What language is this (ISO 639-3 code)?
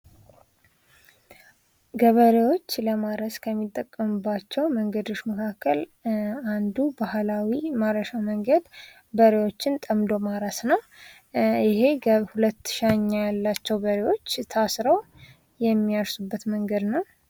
amh